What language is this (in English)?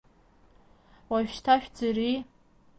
Abkhazian